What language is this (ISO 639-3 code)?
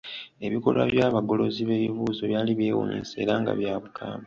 lug